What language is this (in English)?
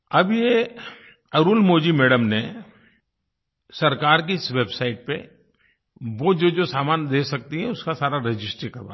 Hindi